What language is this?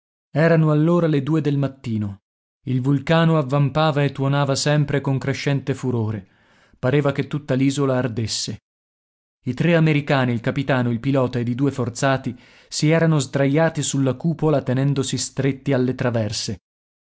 Italian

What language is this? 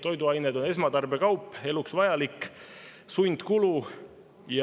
Estonian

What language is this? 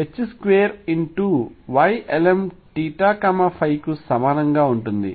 Telugu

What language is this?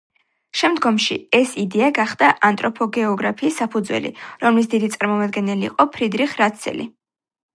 Georgian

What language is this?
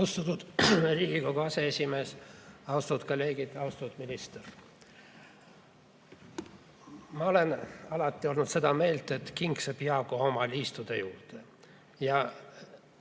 Estonian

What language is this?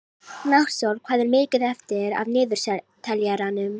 Icelandic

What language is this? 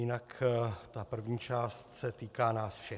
Czech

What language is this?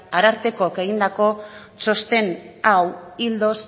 Basque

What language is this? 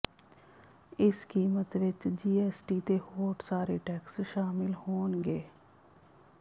Punjabi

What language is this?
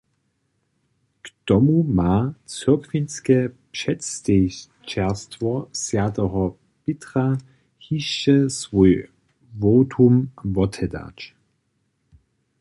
Upper Sorbian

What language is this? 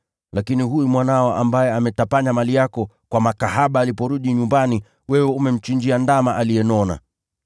Swahili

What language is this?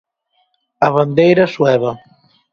Galician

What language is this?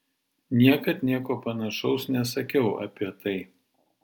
Lithuanian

